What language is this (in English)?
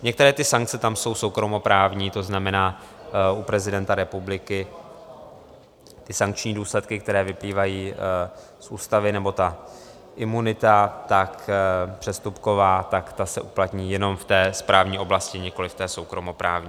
Czech